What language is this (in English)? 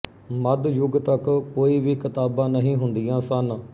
Punjabi